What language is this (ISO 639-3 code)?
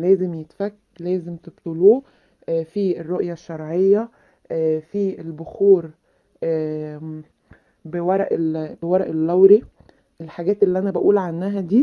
ara